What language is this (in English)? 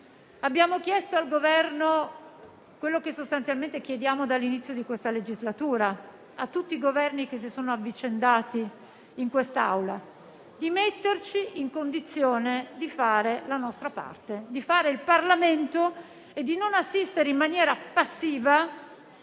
Italian